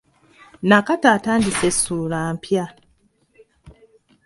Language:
Ganda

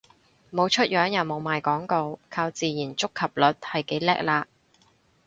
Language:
Cantonese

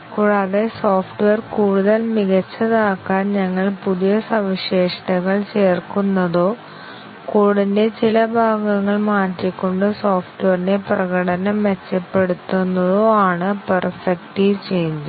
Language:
Malayalam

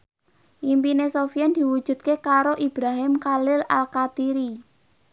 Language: Javanese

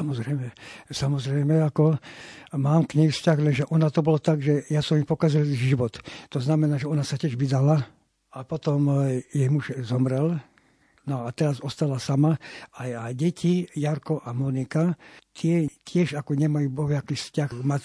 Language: Slovak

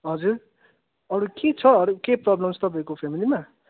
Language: Nepali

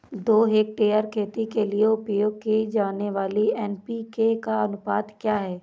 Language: Hindi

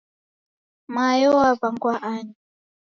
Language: Taita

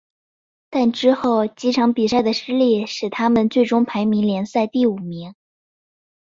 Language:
Chinese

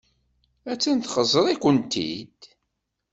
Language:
Kabyle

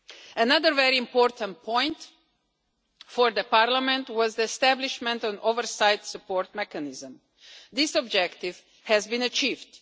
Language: English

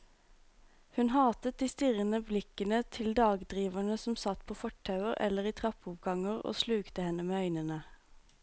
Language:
Norwegian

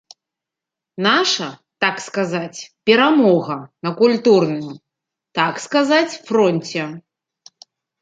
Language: Belarusian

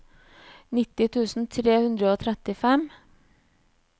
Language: Norwegian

